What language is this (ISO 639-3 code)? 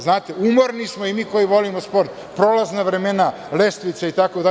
srp